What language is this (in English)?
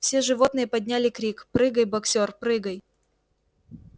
Russian